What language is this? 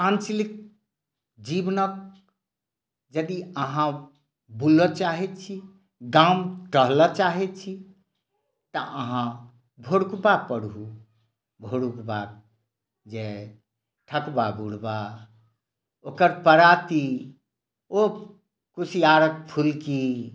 Maithili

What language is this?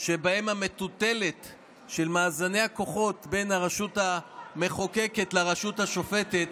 Hebrew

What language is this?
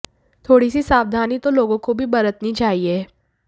Hindi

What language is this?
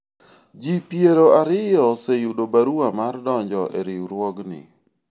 Luo (Kenya and Tanzania)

